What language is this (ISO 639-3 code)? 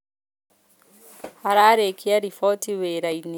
kik